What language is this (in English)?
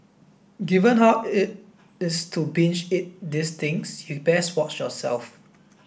English